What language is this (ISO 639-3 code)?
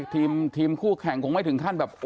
tha